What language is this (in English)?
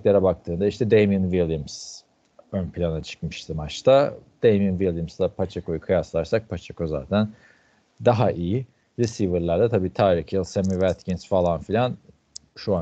Turkish